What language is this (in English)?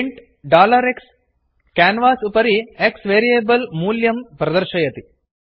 Sanskrit